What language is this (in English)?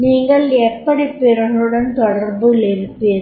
Tamil